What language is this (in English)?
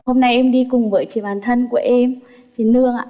Vietnamese